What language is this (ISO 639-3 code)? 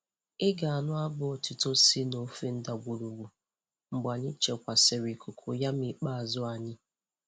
ibo